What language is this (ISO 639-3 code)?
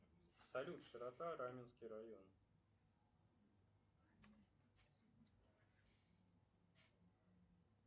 rus